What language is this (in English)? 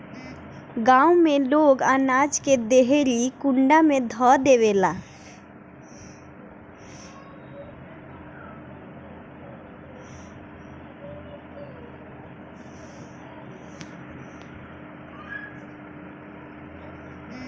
Bhojpuri